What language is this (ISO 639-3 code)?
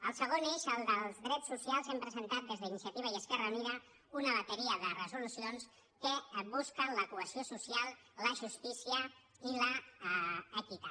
cat